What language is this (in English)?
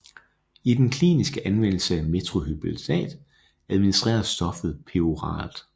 Danish